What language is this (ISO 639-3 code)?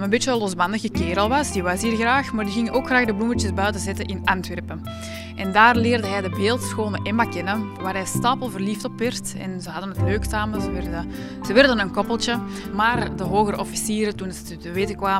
nld